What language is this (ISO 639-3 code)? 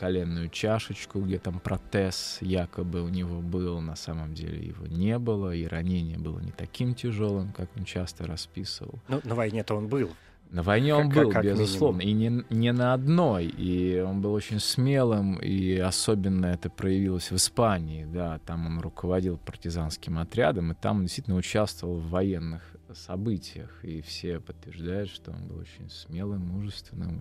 rus